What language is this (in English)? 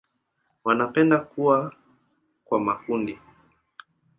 Swahili